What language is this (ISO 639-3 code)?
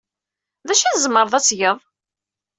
kab